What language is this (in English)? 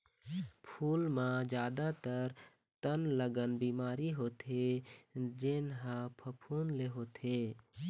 Chhattisgarhi